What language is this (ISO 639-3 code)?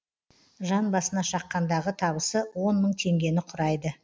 kaz